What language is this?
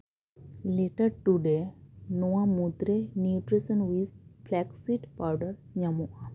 Santali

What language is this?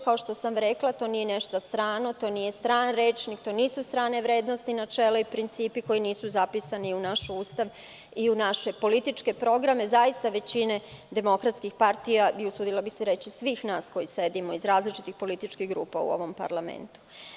Serbian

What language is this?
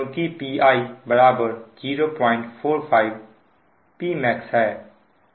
Hindi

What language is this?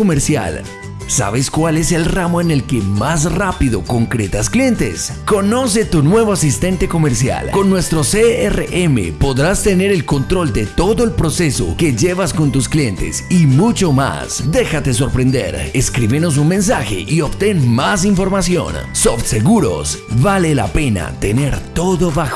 Spanish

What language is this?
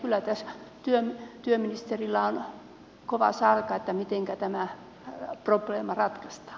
Finnish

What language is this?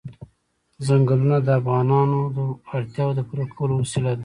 Pashto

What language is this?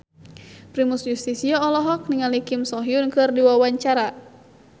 Sundanese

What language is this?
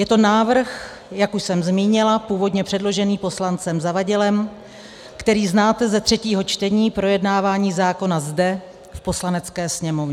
Czech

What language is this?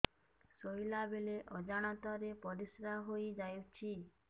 Odia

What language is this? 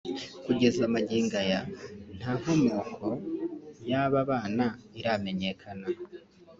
Kinyarwanda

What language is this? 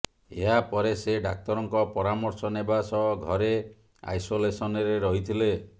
Odia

